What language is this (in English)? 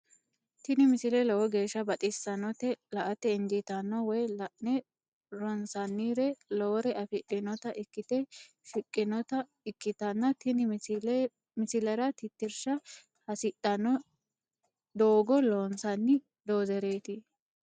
Sidamo